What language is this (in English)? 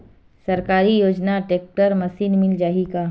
Chhattisgarhi